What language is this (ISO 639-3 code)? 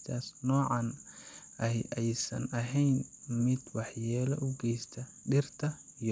som